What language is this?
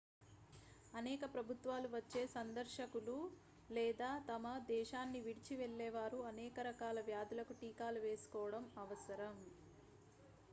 Telugu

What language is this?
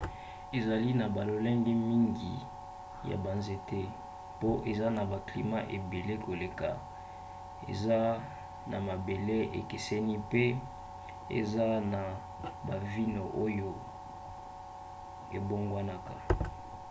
Lingala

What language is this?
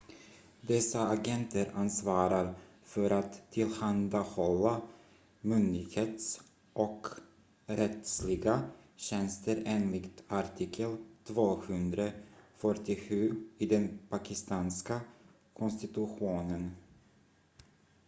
Swedish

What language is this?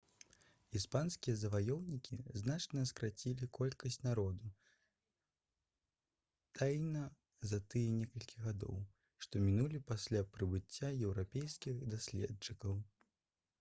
Belarusian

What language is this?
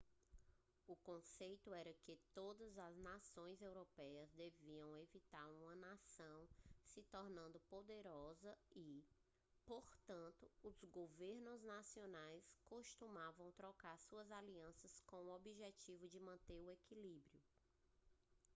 Portuguese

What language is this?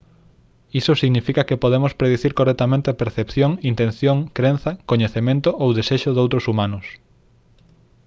Galician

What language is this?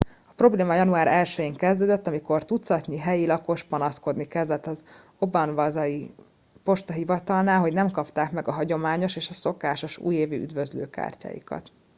Hungarian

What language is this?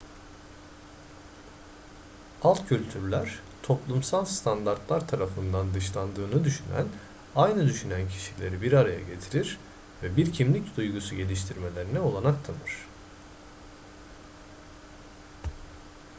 Turkish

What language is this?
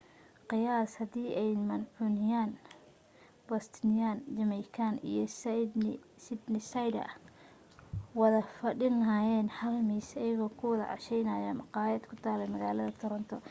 Somali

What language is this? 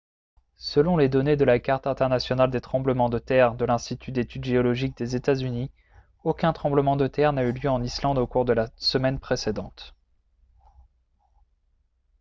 French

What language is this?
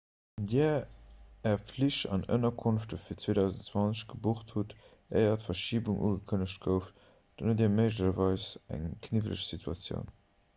Luxembourgish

